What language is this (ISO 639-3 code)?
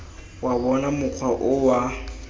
tsn